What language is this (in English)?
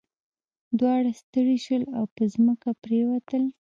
Pashto